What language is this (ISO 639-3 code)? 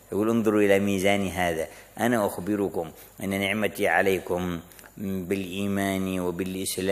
ara